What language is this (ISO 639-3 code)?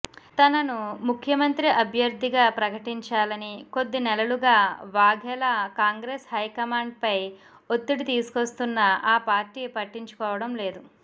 tel